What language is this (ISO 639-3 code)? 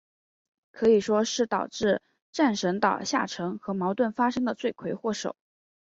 zho